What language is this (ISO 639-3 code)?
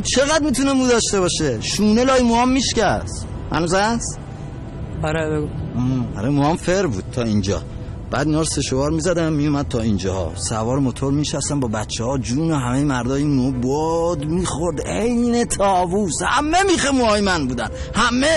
fas